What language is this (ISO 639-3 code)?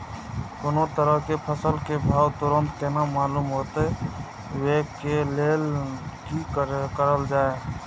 mai